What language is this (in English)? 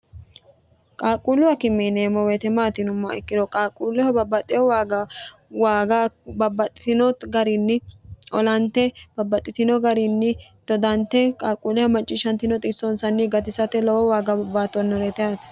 Sidamo